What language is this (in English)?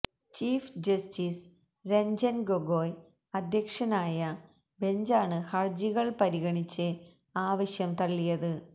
Malayalam